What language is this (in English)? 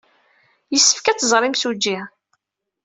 Kabyle